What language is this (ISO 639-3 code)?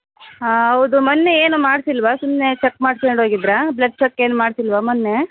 kan